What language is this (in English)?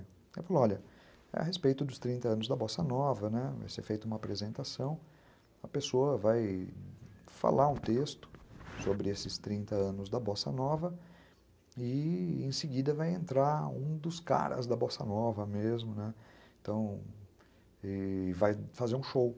Portuguese